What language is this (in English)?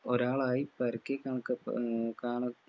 Malayalam